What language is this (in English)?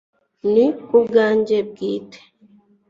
Kinyarwanda